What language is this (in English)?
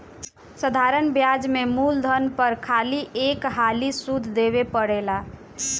Bhojpuri